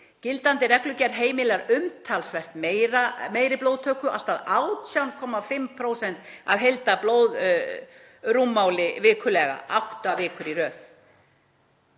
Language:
Icelandic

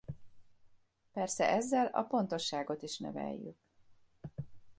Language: Hungarian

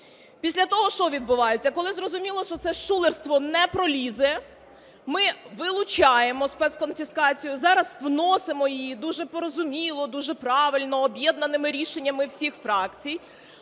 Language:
Ukrainian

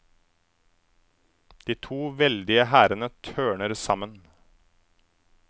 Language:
Norwegian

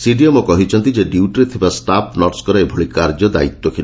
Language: Odia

